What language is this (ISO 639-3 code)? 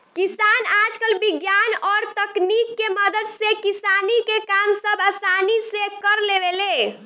bho